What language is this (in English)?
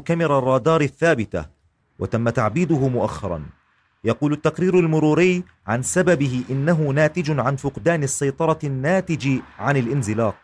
Arabic